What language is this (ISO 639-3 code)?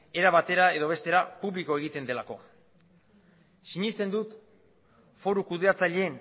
eus